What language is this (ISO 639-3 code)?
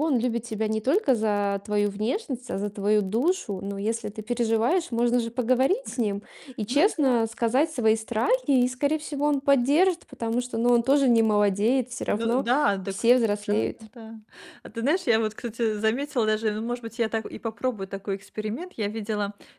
rus